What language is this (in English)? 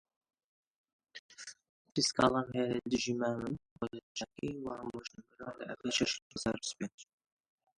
Central Kurdish